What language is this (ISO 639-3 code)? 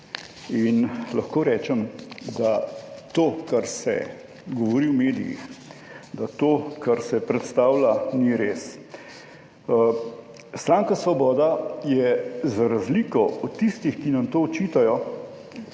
slv